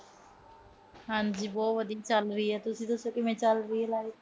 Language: Punjabi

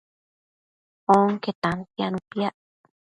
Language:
Matsés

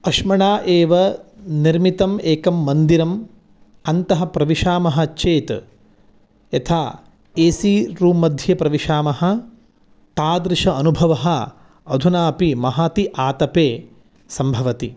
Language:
Sanskrit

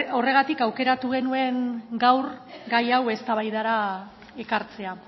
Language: Basque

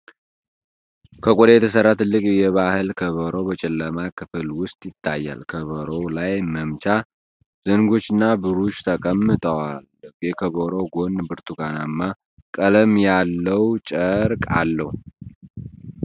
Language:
Amharic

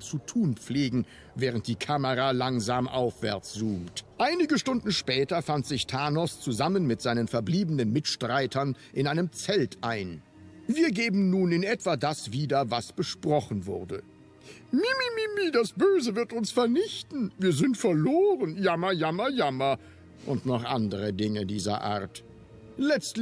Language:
German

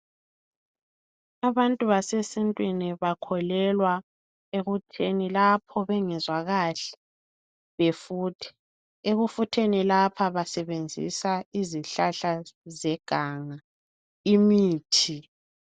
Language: North Ndebele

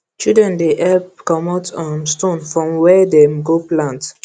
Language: Nigerian Pidgin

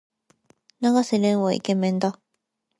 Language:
Japanese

